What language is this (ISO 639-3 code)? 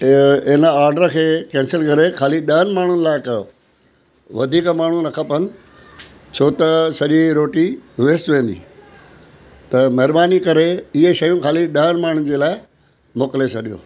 snd